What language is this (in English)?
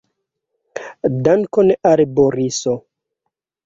Esperanto